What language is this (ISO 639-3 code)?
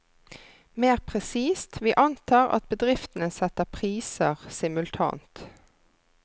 nor